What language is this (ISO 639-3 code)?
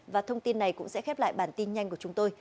vie